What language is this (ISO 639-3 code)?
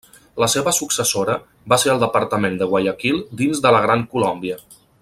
cat